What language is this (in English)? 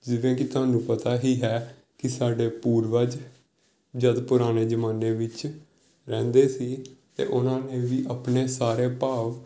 Punjabi